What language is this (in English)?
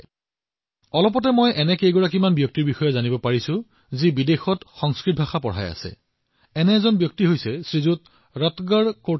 Assamese